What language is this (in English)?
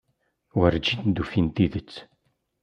Kabyle